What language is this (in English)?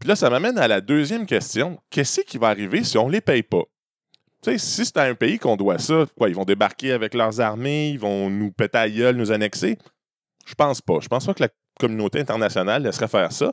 French